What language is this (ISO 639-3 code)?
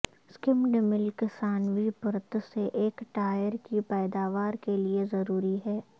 urd